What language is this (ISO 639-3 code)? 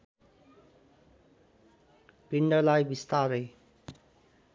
nep